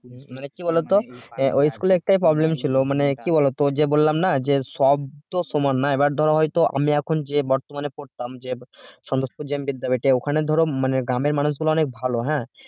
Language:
Bangla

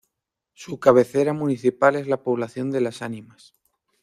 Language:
Spanish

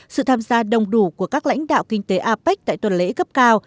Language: Vietnamese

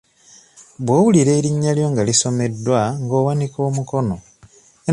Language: Ganda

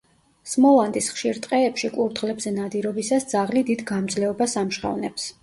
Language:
Georgian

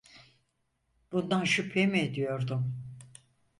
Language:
Turkish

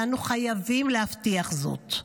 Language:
Hebrew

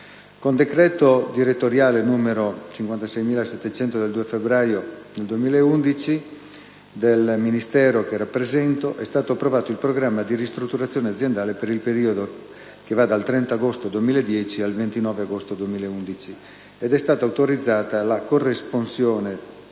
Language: Italian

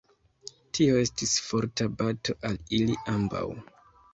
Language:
Esperanto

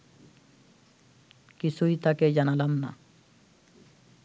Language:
Bangla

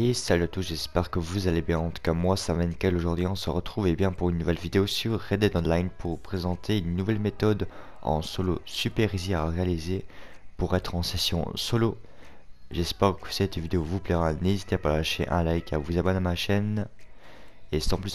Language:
French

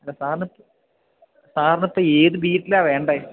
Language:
Malayalam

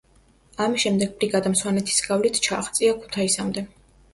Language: Georgian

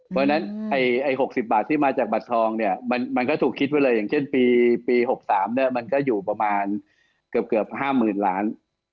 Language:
Thai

